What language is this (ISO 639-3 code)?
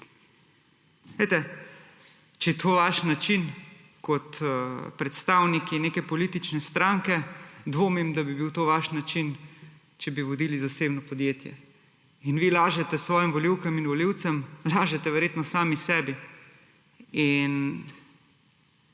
slv